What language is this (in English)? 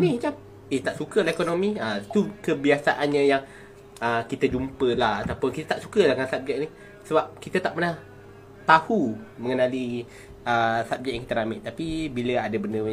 Malay